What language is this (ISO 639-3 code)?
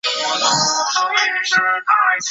zho